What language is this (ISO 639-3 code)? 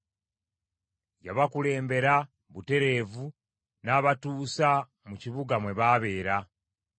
lug